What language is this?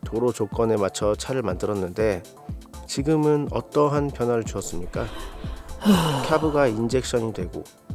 Korean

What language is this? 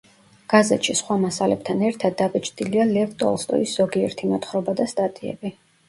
Georgian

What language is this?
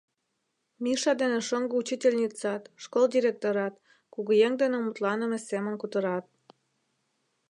Mari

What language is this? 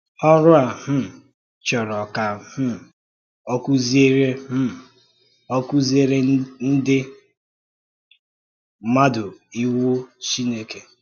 Igbo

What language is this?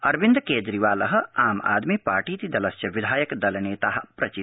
Sanskrit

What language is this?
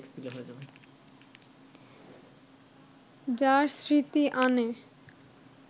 Bangla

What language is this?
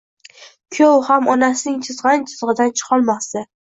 Uzbek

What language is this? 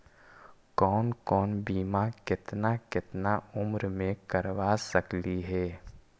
Magahi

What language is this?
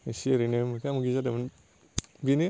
Bodo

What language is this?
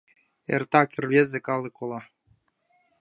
Mari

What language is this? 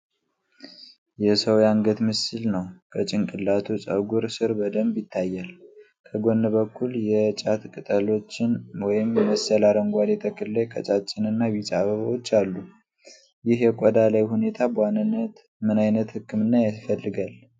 Amharic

